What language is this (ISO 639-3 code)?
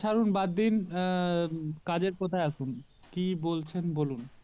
ben